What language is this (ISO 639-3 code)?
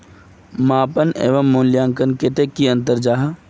mag